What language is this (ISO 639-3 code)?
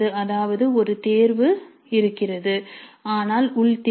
tam